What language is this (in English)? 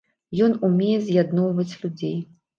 Belarusian